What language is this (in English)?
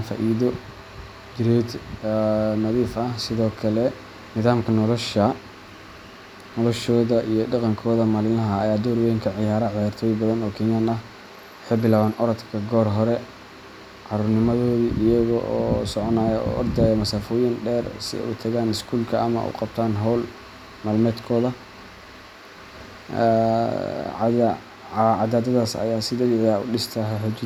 Somali